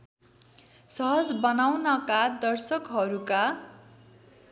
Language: Nepali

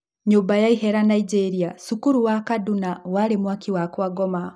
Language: Kikuyu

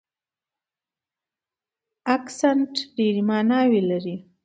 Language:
Pashto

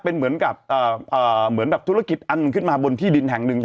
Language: Thai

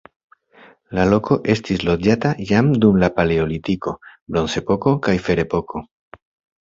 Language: Esperanto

